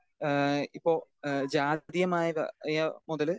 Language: Malayalam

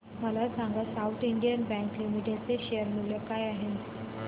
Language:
Marathi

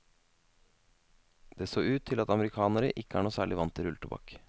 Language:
Norwegian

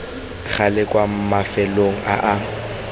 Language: Tswana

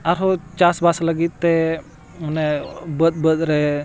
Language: Santali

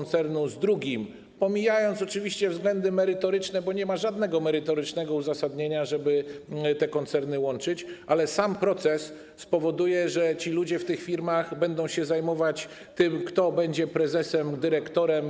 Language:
Polish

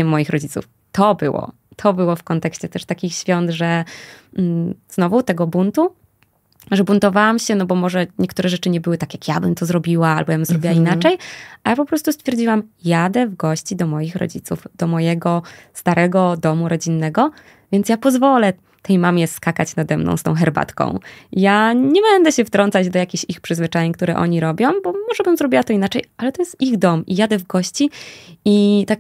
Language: Polish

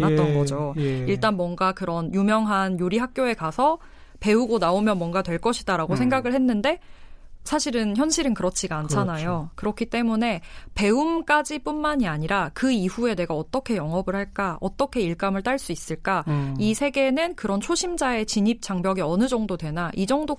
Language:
Korean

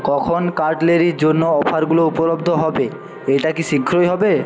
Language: Bangla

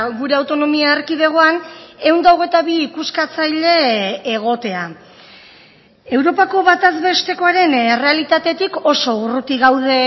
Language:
Basque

